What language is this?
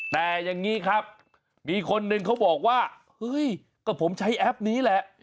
Thai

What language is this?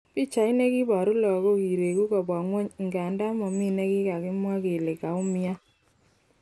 Kalenjin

